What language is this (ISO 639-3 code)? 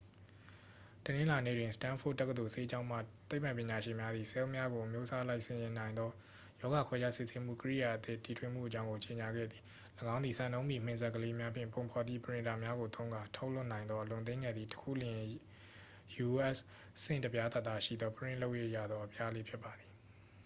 mya